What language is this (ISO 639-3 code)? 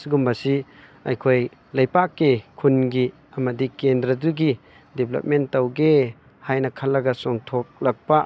mni